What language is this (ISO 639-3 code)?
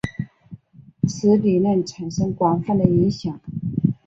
zho